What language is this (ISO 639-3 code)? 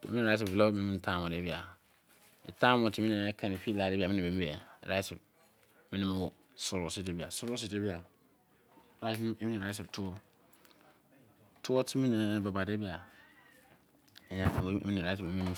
ijc